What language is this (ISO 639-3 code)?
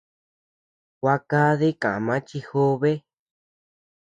cux